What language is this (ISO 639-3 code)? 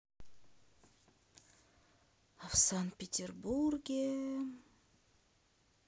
rus